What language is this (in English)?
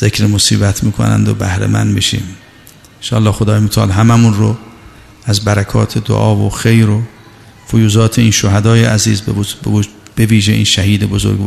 Persian